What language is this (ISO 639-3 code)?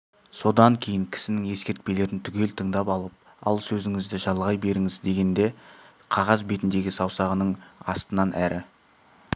kaz